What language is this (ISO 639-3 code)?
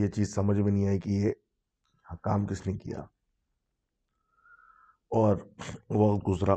urd